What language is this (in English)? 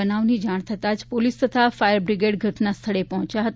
Gujarati